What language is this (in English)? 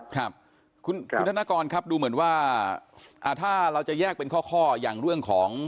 Thai